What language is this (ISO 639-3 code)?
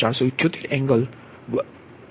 guj